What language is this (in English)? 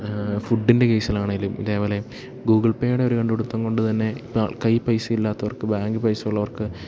Malayalam